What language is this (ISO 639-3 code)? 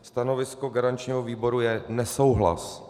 ces